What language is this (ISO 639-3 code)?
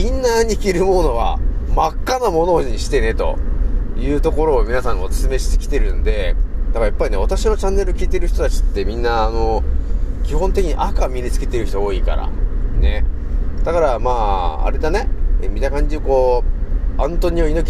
jpn